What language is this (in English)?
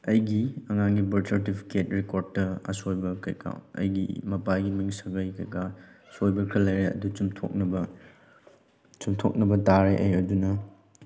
Manipuri